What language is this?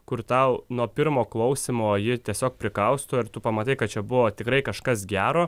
Lithuanian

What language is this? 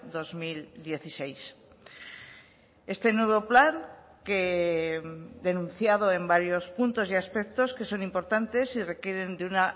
Spanish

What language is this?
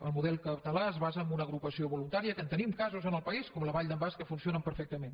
Catalan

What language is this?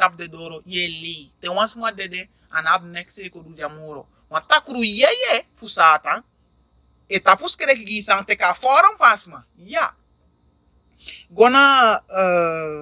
English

